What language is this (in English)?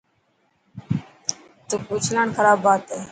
Dhatki